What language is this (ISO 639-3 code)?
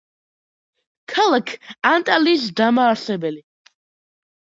kat